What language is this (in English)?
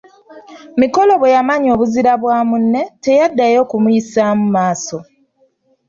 Ganda